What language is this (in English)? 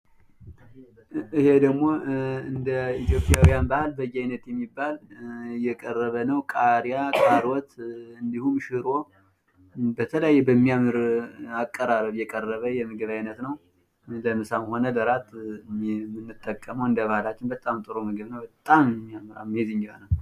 Amharic